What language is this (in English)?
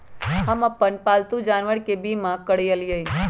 Magahi